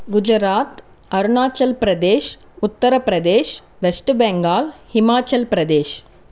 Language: Telugu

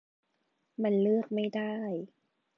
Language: Thai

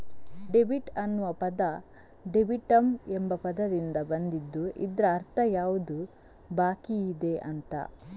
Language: Kannada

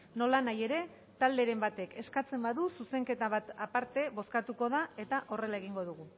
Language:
Basque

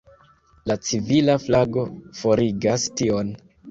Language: Esperanto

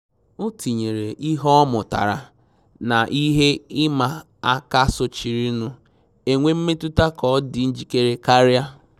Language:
Igbo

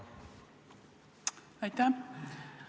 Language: Estonian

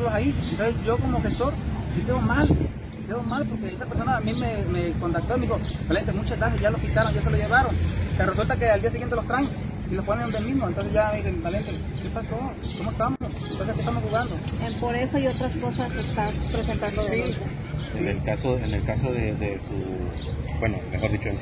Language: Spanish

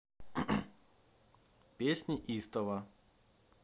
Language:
Russian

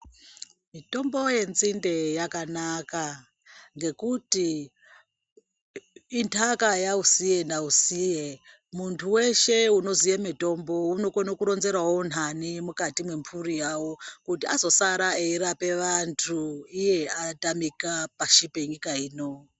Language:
Ndau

